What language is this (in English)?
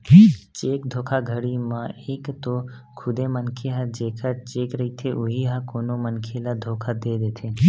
Chhattisgarhi